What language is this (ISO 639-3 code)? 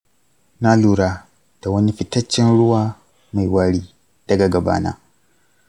hau